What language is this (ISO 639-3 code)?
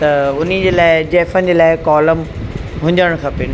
snd